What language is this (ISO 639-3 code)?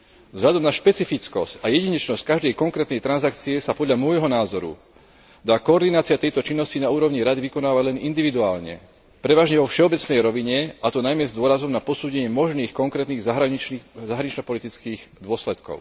slk